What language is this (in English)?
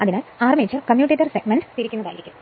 Malayalam